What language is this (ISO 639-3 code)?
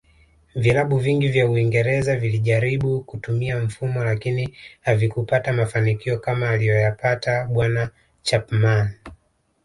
swa